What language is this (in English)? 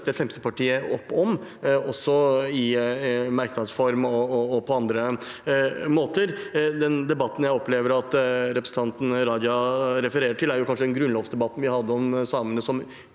Norwegian